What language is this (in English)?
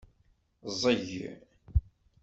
Kabyle